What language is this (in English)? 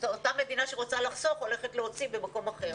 Hebrew